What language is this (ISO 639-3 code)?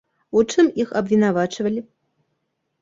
bel